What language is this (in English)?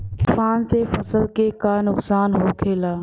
Bhojpuri